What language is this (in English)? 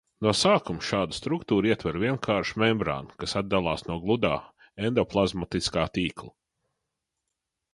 Latvian